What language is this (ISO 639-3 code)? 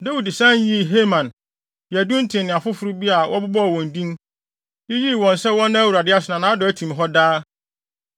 aka